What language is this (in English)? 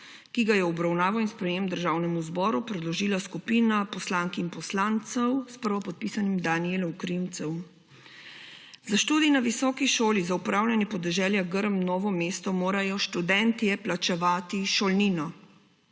Slovenian